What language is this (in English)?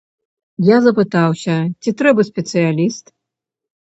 Belarusian